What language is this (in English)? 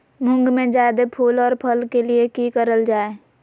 Magahi